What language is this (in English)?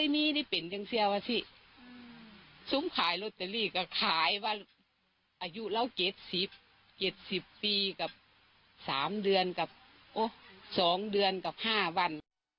Thai